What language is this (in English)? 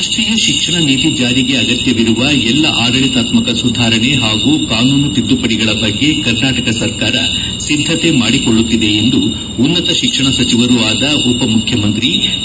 Kannada